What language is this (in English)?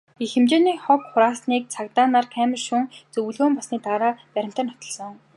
Mongolian